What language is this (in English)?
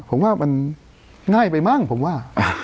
Thai